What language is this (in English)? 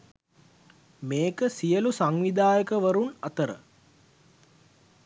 Sinhala